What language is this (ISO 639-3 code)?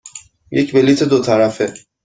fas